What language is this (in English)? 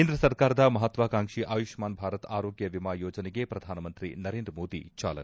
Kannada